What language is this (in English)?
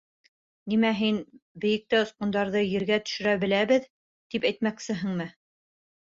Bashkir